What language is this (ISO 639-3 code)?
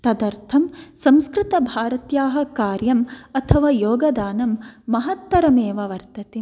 san